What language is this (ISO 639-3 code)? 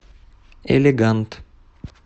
rus